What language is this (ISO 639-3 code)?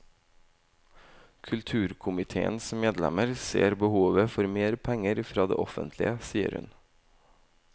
nor